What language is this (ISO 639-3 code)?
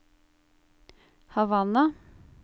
nor